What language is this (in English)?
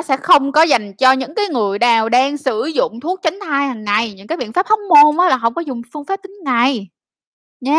Vietnamese